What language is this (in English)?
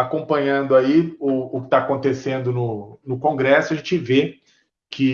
Portuguese